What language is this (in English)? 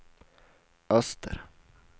Swedish